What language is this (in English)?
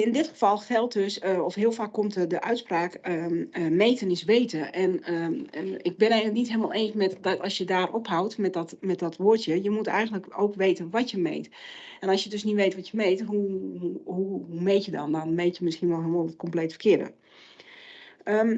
Dutch